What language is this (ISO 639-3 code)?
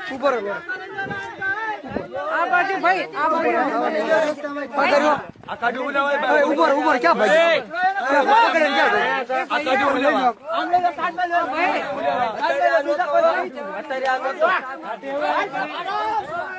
hin